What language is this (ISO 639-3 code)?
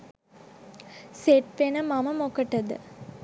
sin